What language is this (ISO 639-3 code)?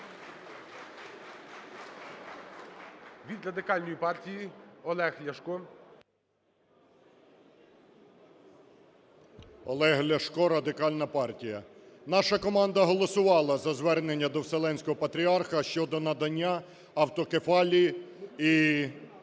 ukr